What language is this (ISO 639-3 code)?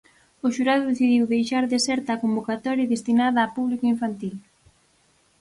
glg